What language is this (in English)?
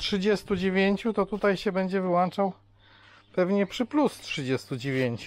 Polish